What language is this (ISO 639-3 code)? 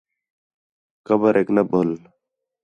xhe